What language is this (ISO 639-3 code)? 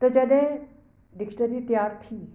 snd